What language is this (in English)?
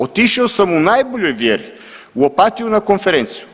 Croatian